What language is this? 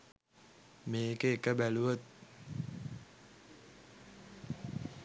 Sinhala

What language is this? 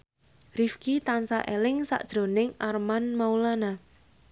Javanese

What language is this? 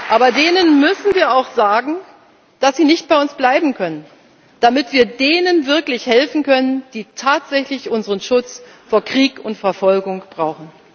German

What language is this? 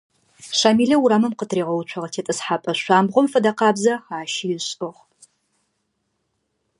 Adyghe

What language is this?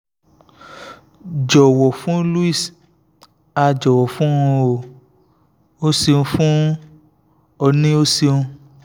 Yoruba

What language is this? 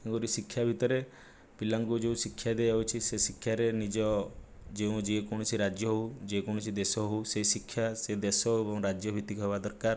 Odia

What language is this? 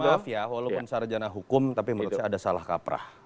Indonesian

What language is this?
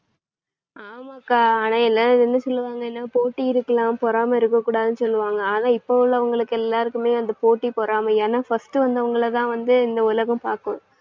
Tamil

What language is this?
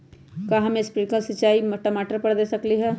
Magahi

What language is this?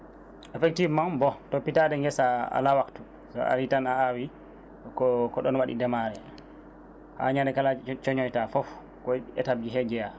Fula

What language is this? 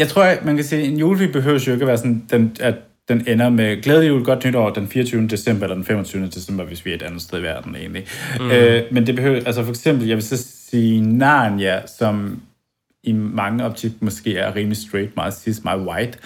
Danish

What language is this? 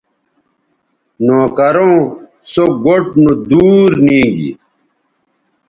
Bateri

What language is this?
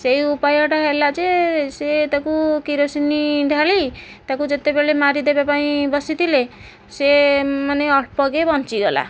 Odia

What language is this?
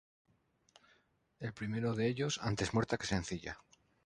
Spanish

